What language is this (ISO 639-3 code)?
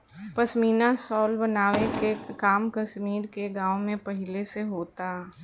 bho